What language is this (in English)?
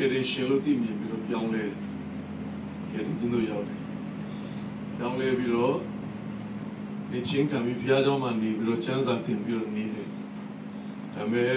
Romanian